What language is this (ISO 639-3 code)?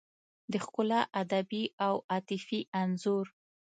pus